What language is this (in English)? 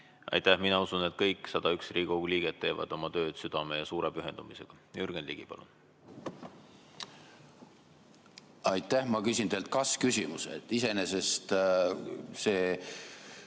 Estonian